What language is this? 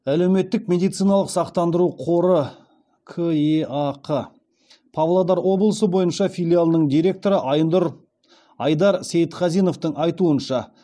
Kazakh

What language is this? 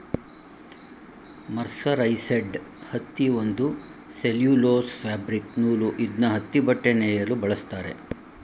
Kannada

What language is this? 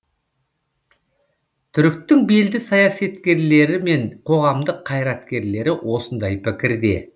Kazakh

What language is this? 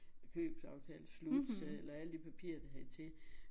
Danish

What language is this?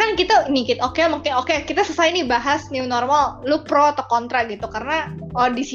Indonesian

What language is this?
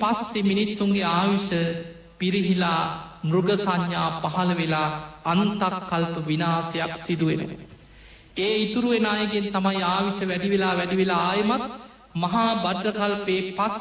Indonesian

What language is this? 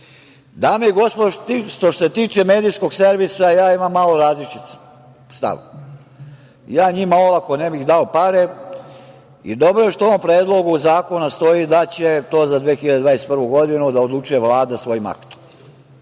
Serbian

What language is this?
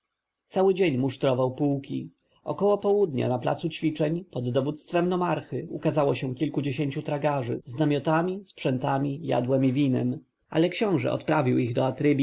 Polish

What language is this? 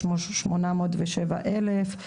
Hebrew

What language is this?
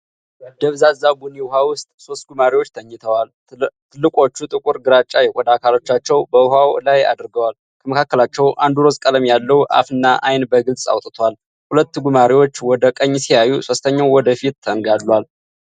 Amharic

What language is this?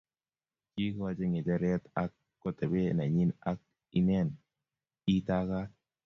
Kalenjin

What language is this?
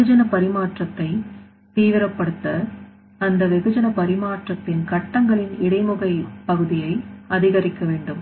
Tamil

